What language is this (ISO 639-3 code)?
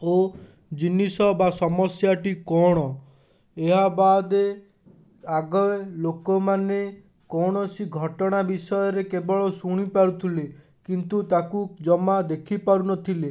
ori